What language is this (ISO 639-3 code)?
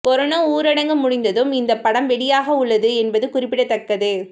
tam